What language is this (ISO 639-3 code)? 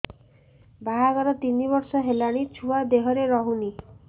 ori